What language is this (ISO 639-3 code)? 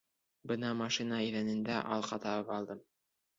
bak